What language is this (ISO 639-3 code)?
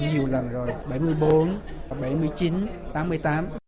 vie